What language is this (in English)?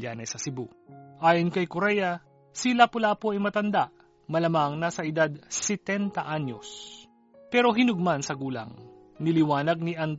Filipino